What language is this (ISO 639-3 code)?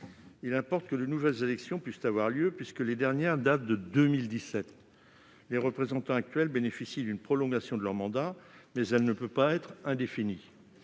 fra